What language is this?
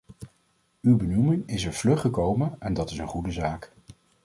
Dutch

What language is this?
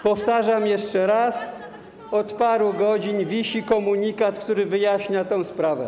Polish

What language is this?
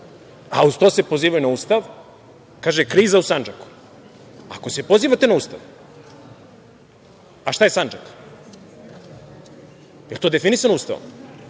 Serbian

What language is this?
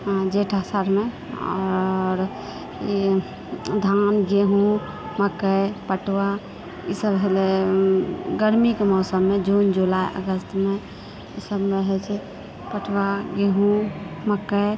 Maithili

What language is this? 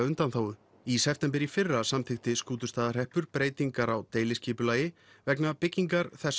Icelandic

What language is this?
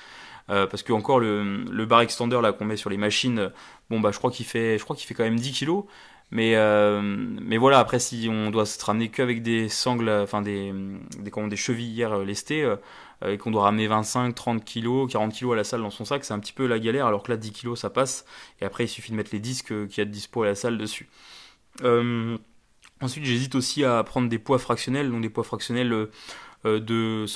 French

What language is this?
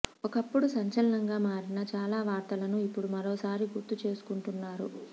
Telugu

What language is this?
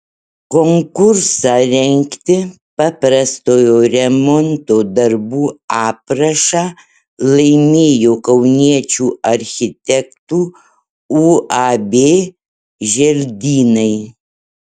Lithuanian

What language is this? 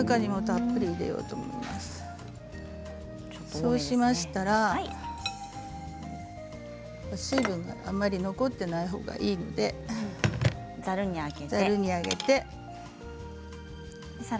Japanese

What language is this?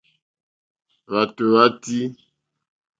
Mokpwe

